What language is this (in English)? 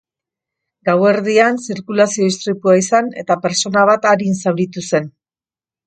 Basque